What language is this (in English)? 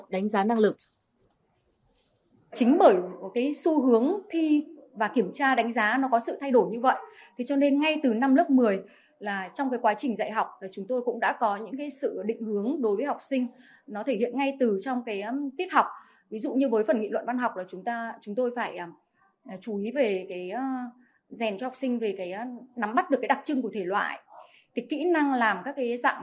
Vietnamese